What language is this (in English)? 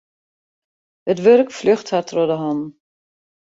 Western Frisian